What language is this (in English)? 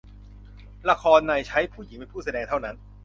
Thai